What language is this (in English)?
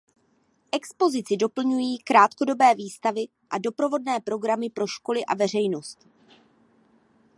Czech